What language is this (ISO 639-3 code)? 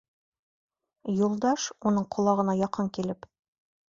bak